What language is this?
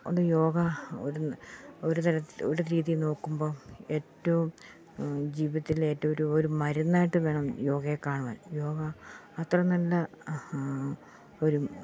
Malayalam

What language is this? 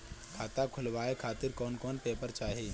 Bhojpuri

